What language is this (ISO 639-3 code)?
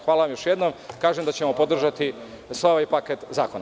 srp